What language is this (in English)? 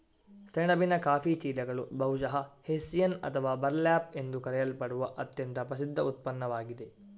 Kannada